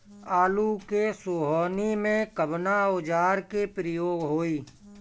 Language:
Bhojpuri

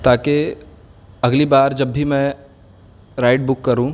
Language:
Urdu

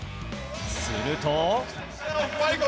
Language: Japanese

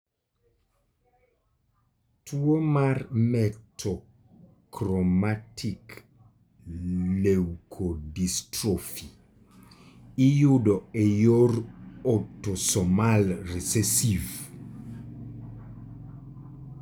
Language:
Luo (Kenya and Tanzania)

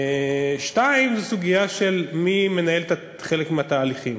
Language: Hebrew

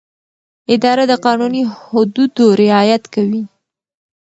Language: Pashto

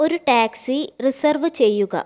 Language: Malayalam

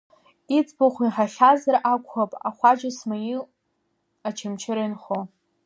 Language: Abkhazian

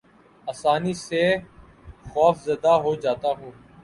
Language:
Urdu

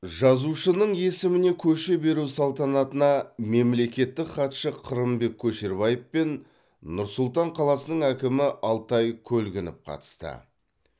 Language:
Kazakh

